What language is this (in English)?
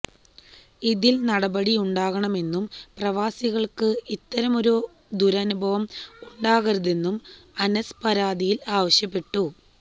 Malayalam